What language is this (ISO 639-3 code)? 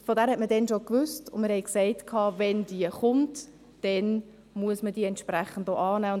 gsw